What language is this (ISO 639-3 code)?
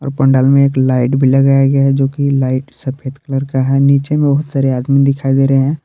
hin